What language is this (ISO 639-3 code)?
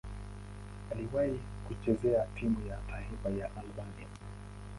swa